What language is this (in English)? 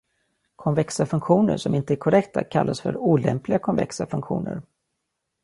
Swedish